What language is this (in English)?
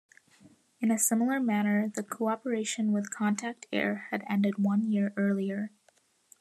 English